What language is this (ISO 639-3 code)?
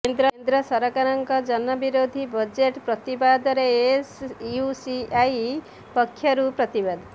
ori